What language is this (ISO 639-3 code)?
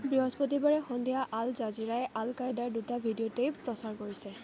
asm